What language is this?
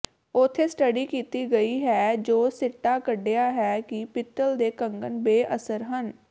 Punjabi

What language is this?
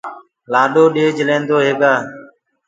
Gurgula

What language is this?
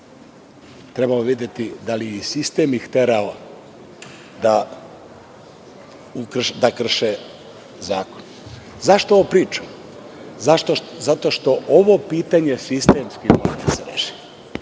Serbian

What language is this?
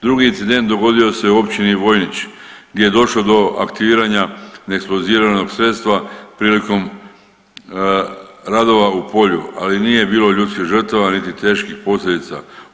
Croatian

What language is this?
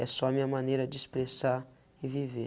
Portuguese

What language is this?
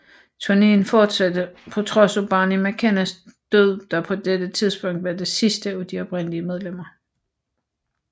Danish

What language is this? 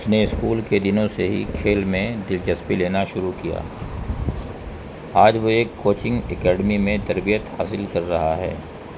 Urdu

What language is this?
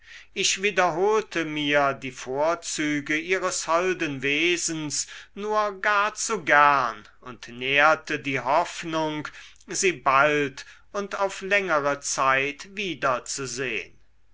German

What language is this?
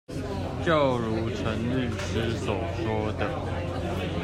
Chinese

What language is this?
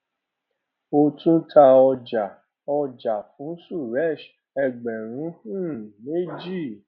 Yoruba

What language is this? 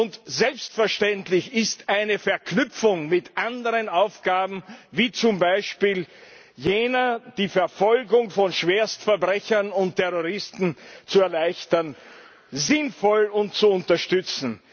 German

